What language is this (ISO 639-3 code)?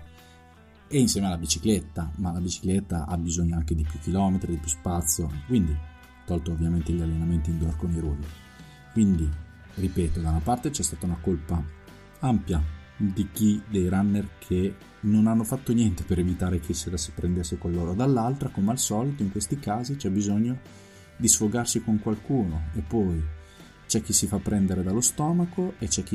ita